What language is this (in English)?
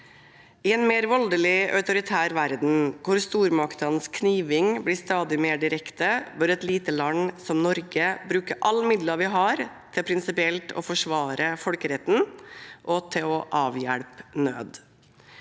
Norwegian